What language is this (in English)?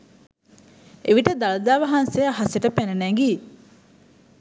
Sinhala